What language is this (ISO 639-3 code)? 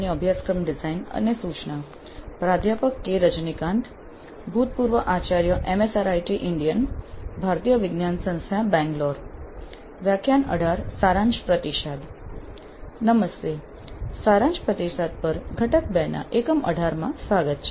guj